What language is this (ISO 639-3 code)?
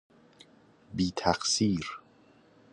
fas